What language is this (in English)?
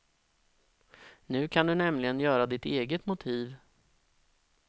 Swedish